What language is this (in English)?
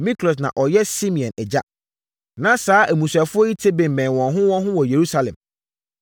Akan